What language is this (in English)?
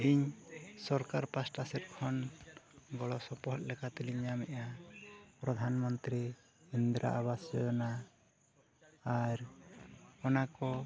Santali